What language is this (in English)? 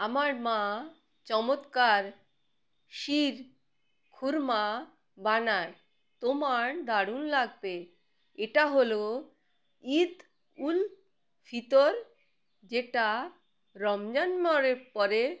Bangla